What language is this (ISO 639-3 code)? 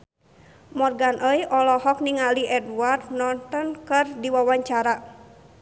sun